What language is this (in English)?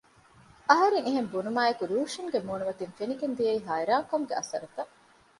Divehi